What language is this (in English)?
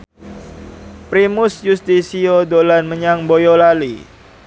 Javanese